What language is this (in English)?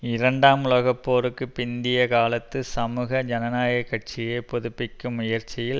Tamil